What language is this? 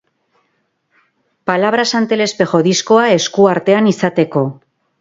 Basque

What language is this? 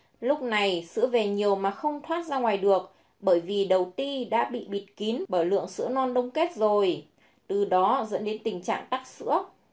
Vietnamese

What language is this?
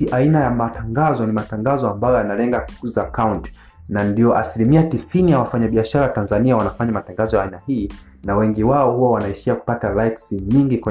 Swahili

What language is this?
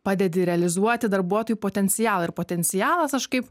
Lithuanian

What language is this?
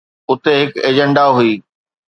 Sindhi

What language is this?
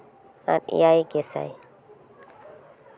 Santali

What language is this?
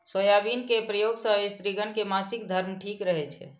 Maithili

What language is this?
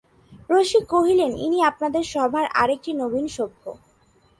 Bangla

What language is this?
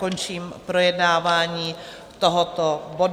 Czech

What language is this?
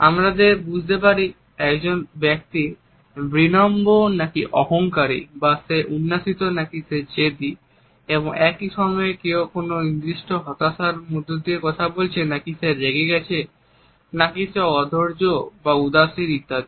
Bangla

